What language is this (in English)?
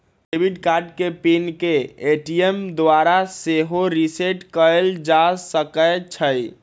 Magahi